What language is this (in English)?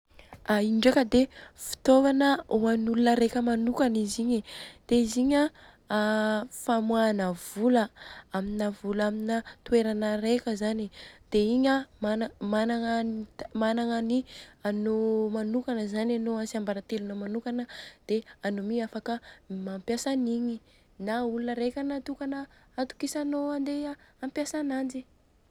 Southern Betsimisaraka Malagasy